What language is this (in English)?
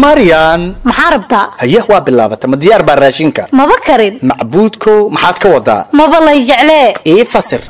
Arabic